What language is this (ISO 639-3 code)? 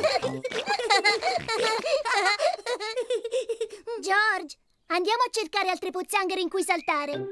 ita